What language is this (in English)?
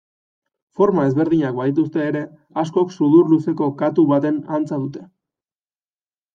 Basque